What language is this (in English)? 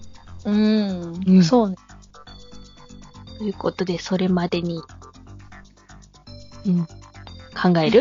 Japanese